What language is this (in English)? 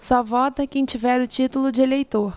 Portuguese